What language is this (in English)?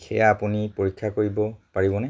Assamese